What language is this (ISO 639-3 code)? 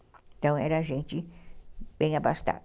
por